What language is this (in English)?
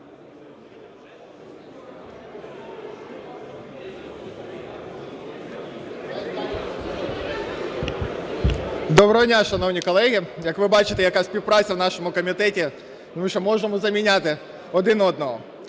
Ukrainian